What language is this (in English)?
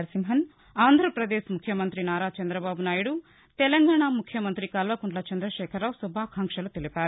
Telugu